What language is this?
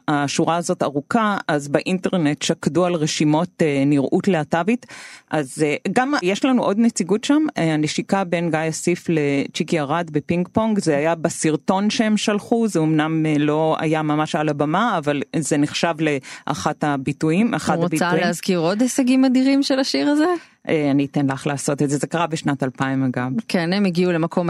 Hebrew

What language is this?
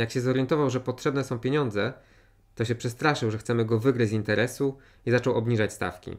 Polish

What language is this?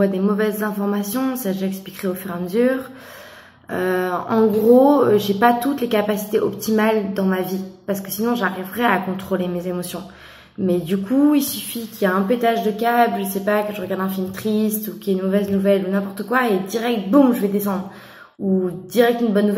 French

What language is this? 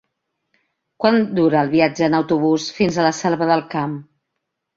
Catalan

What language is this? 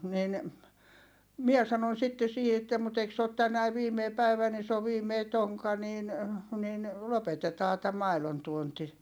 Finnish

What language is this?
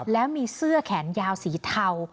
Thai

